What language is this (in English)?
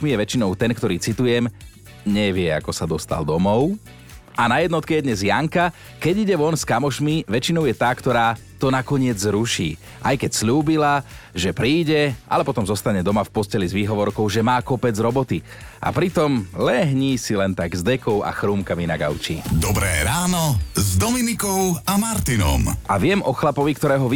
Slovak